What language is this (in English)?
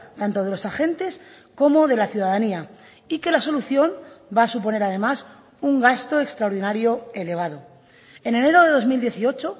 Spanish